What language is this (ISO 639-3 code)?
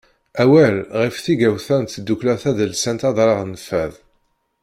kab